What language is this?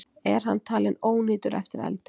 Icelandic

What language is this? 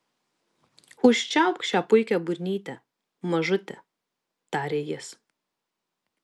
Lithuanian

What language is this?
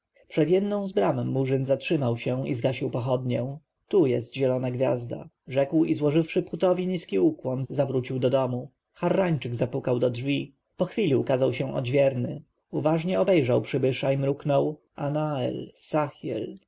Polish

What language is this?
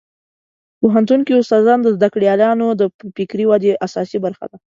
Pashto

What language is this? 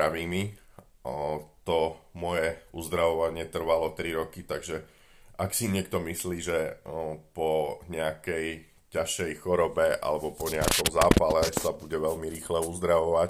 Slovak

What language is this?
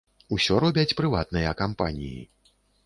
Belarusian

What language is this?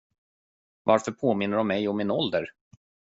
Swedish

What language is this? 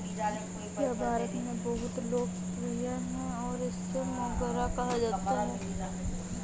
Hindi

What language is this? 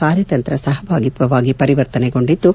Kannada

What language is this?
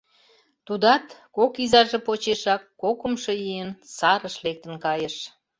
Mari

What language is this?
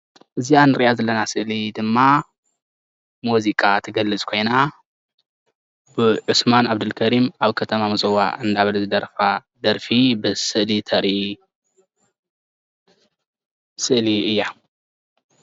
Tigrinya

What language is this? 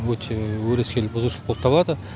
Kazakh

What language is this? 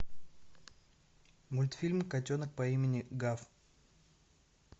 Russian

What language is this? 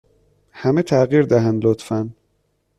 Persian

